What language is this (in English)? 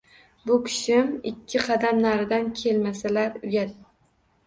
Uzbek